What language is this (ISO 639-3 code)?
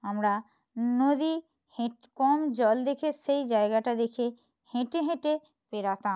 ben